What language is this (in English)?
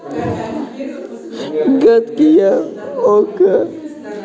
Russian